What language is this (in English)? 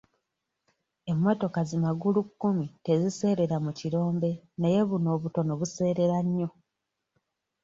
Ganda